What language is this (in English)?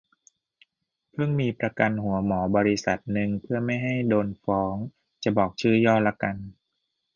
Thai